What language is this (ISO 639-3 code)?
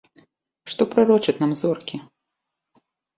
bel